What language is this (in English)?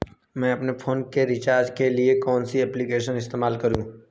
Hindi